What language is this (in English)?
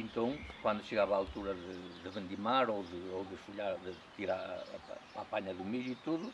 Portuguese